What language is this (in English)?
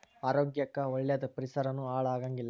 Kannada